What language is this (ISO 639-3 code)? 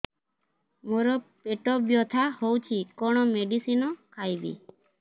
ori